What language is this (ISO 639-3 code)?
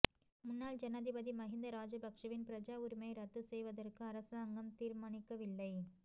tam